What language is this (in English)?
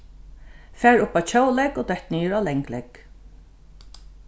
Faroese